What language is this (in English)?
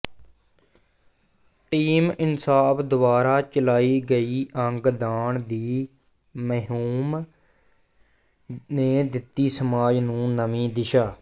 Punjabi